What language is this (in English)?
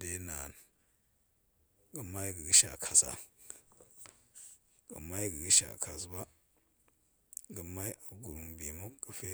Goemai